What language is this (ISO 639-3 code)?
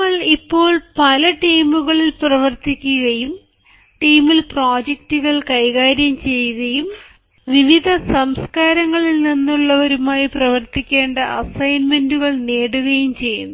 mal